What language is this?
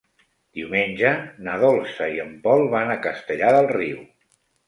Catalan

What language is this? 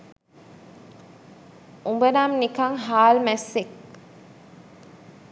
Sinhala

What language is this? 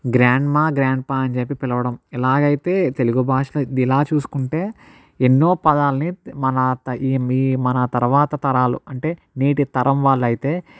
Telugu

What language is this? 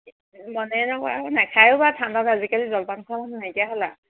Assamese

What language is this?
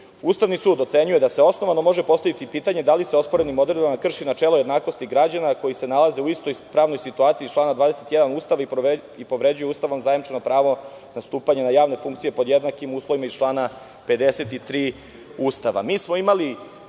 Serbian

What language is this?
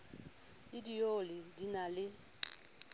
Southern Sotho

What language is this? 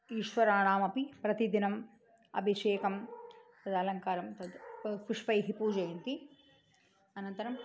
Sanskrit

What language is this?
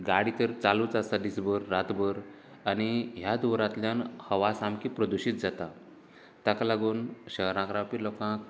Konkani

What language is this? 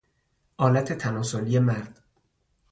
Persian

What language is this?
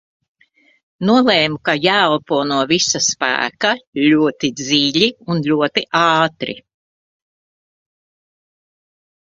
Latvian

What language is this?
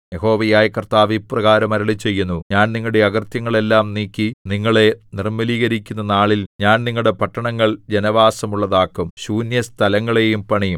Malayalam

